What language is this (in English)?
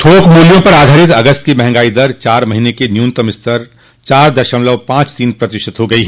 Hindi